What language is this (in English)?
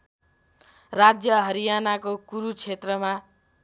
Nepali